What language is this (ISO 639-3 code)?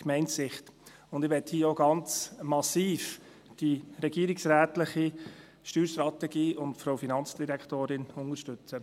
gsw